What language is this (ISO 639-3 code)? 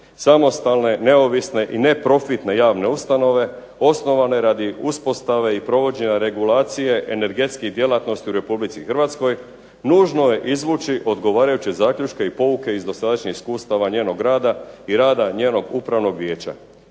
hrv